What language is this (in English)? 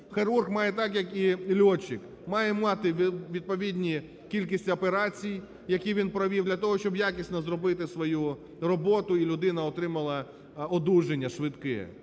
Ukrainian